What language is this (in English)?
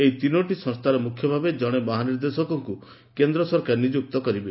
Odia